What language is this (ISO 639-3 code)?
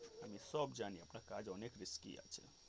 ben